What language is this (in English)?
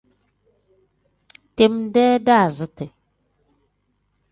Tem